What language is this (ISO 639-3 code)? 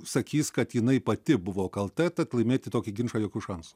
lit